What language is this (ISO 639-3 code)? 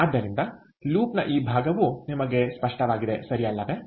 kan